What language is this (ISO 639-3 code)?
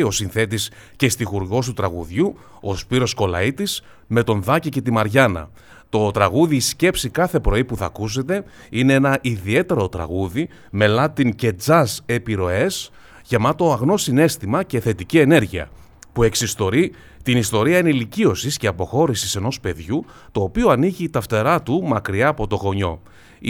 ell